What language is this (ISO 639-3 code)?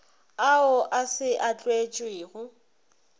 nso